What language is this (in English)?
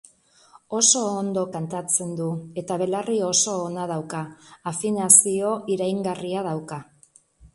Basque